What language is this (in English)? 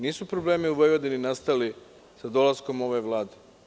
Serbian